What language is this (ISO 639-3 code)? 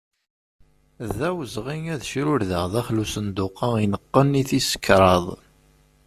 kab